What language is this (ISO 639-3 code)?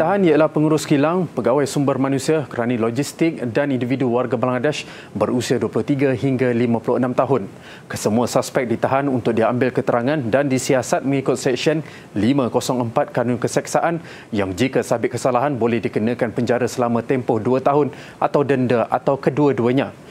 msa